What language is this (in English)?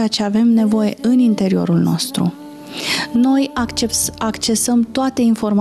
Romanian